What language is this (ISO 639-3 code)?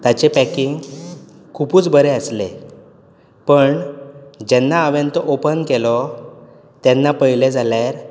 kok